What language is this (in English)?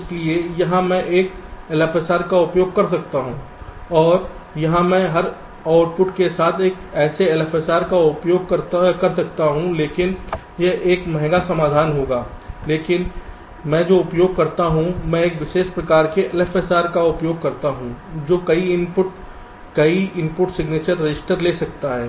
Hindi